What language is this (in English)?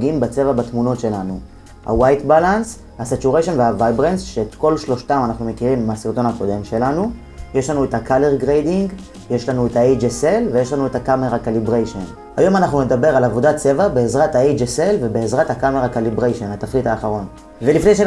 Hebrew